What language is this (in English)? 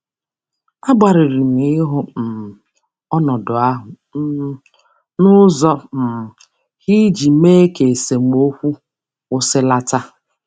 Igbo